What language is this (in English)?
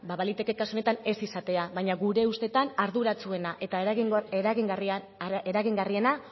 Basque